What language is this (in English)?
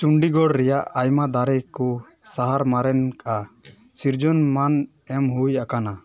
Santali